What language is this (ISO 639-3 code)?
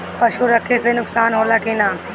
bho